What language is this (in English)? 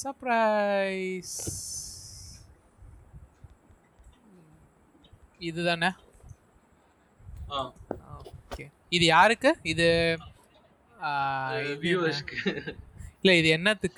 Tamil